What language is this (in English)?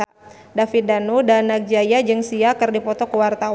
Sundanese